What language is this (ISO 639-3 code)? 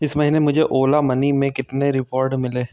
hin